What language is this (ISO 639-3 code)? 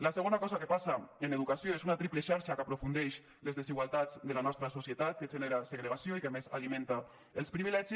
cat